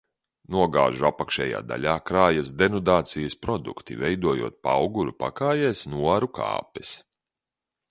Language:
Latvian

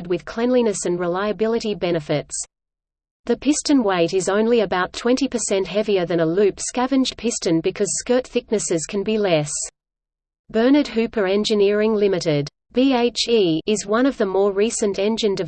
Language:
English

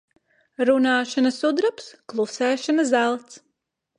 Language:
Latvian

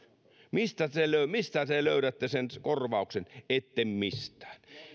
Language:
Finnish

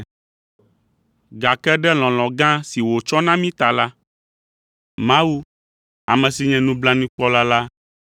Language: Ewe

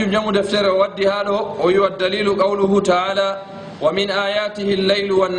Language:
Arabic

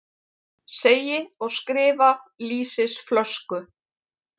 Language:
Icelandic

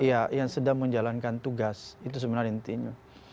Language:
Indonesian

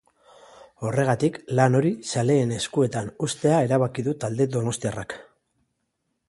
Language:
Basque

